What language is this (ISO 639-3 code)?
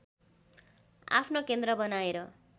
nep